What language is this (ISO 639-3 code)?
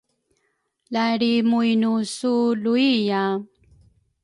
dru